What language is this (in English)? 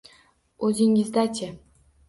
Uzbek